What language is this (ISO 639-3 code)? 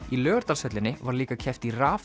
isl